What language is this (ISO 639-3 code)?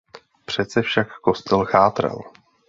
ces